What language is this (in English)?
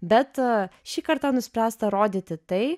Lithuanian